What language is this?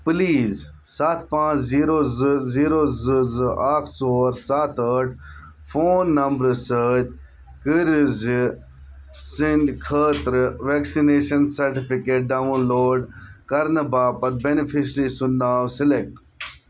Kashmiri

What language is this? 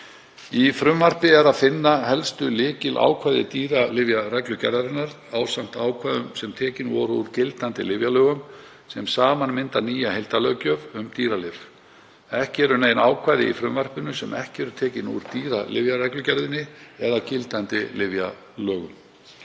Icelandic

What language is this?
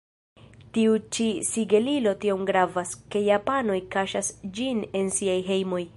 Esperanto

